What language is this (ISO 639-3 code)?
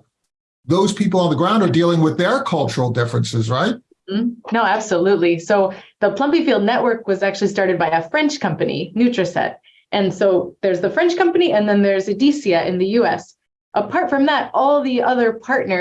eng